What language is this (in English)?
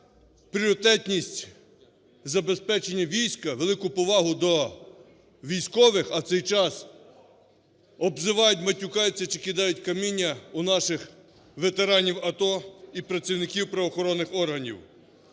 Ukrainian